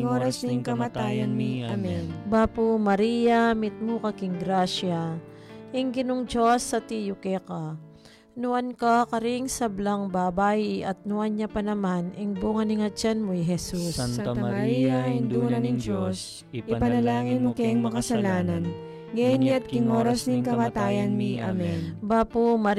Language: Filipino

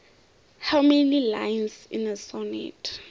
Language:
South Ndebele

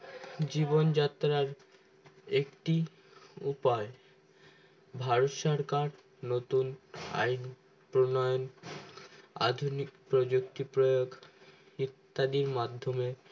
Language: Bangla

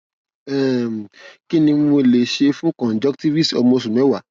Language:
Yoruba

